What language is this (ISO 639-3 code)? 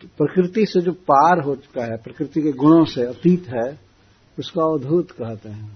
hin